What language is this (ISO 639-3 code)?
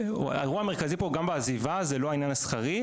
heb